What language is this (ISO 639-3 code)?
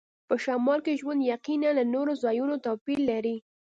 pus